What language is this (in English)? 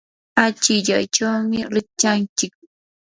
Yanahuanca Pasco Quechua